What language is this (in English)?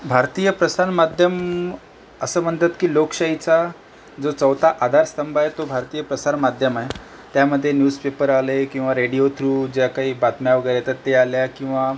Marathi